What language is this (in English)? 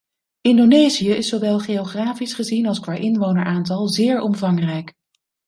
Dutch